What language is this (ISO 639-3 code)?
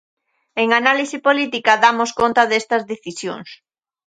glg